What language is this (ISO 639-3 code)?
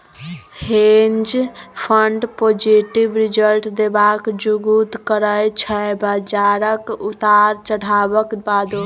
mai